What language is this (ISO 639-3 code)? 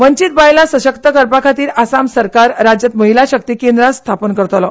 kok